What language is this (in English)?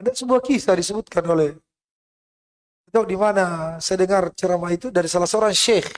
Indonesian